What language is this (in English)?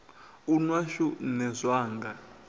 Venda